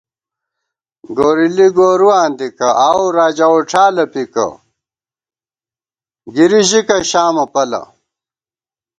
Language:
Gawar-Bati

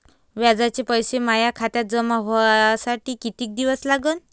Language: Marathi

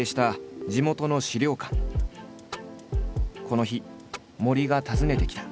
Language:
Japanese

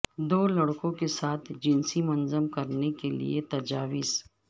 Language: Urdu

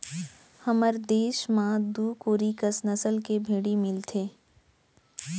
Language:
Chhattisgarhi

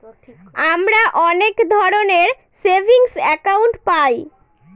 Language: Bangla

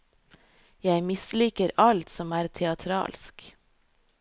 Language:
Norwegian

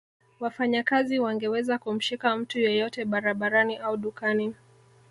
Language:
Swahili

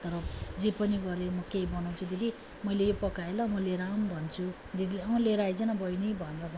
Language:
Nepali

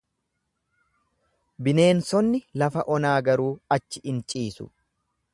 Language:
Oromo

